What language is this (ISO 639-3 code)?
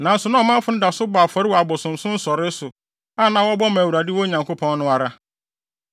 aka